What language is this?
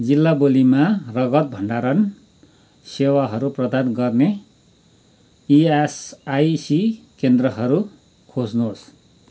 Nepali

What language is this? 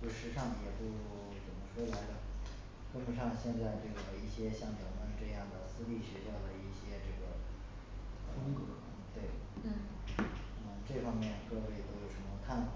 Chinese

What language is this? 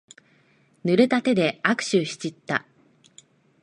Japanese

